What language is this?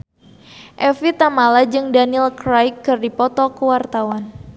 Sundanese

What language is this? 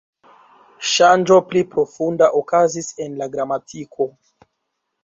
Esperanto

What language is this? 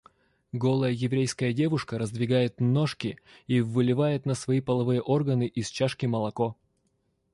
Russian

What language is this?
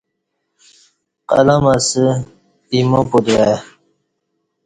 Kati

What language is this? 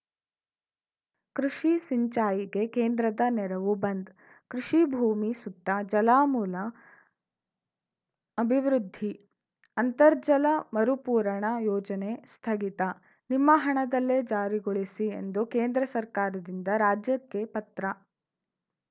Kannada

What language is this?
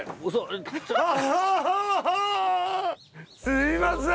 Japanese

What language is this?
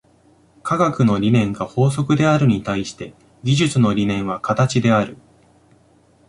Japanese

